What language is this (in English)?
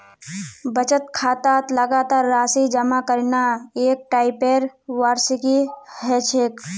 Magahi